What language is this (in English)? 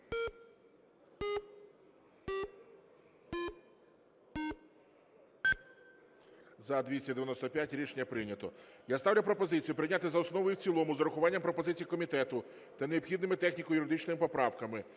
Ukrainian